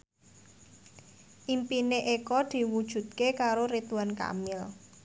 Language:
Javanese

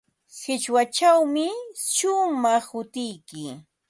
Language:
Ambo-Pasco Quechua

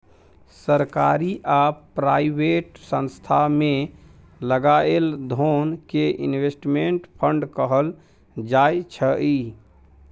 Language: Maithili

